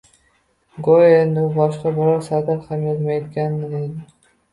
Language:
Uzbek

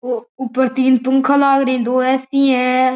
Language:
Marwari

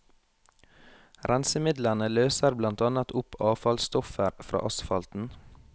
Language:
Norwegian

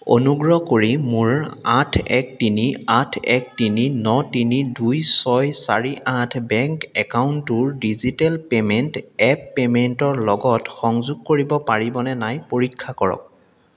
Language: Assamese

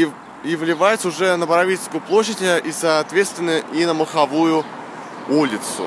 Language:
Russian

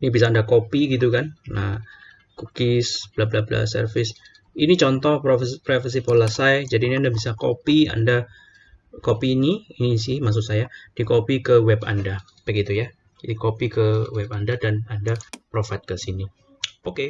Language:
Indonesian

